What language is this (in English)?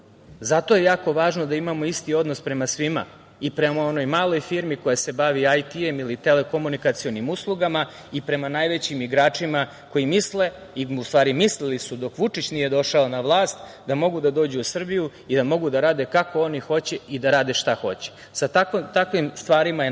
Serbian